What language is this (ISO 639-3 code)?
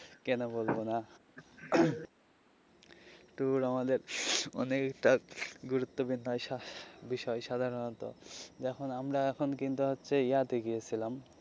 ben